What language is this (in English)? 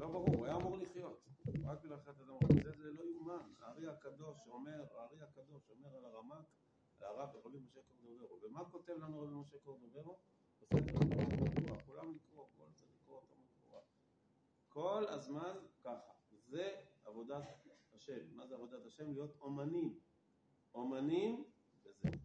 Hebrew